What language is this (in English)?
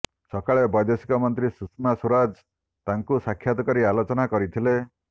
Odia